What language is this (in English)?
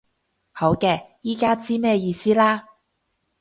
Cantonese